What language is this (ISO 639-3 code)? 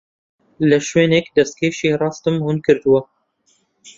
ckb